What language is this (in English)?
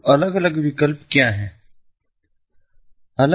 Hindi